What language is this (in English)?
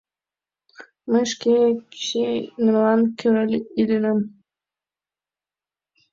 Mari